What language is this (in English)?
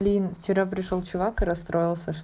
Russian